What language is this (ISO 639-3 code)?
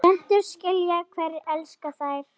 isl